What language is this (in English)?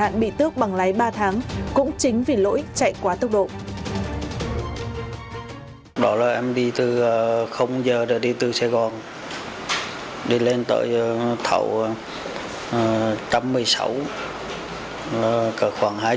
Vietnamese